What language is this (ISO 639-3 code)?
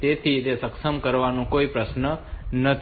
guj